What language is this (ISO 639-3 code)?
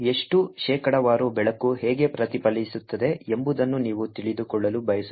kan